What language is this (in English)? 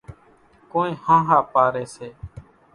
Kachi Koli